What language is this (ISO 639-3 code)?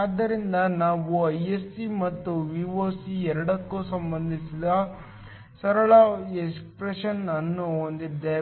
kan